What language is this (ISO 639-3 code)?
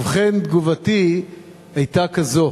heb